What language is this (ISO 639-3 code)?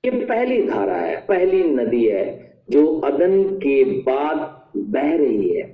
hin